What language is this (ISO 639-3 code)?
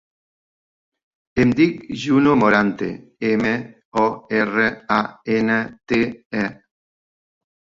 cat